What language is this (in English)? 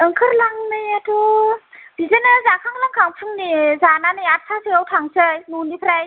Bodo